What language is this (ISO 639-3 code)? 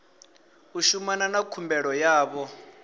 ven